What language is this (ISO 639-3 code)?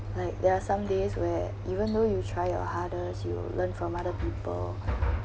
eng